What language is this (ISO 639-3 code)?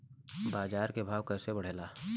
bho